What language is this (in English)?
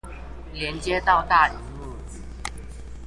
Chinese